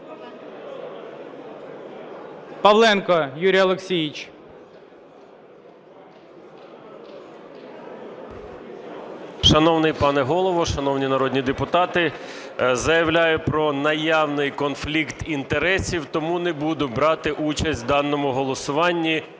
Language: Ukrainian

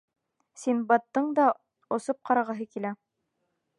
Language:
Bashkir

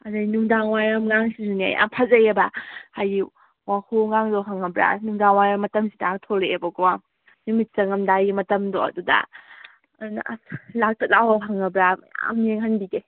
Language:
Manipuri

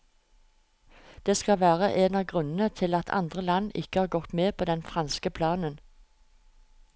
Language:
Norwegian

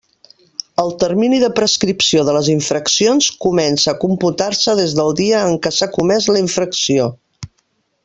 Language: Catalan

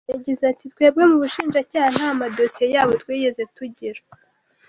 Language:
Kinyarwanda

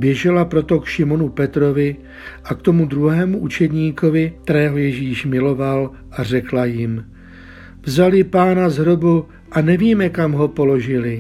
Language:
Czech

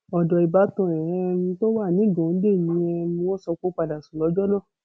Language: Yoruba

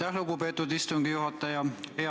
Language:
Estonian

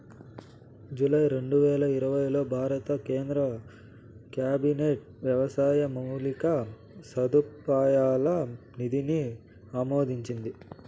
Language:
Telugu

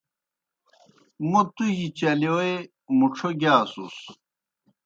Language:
Kohistani Shina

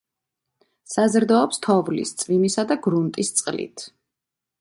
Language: Georgian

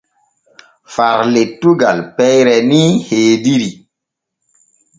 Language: Borgu Fulfulde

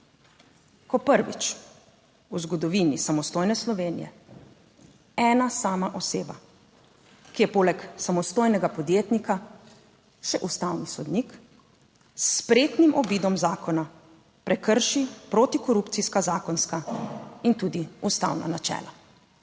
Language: Slovenian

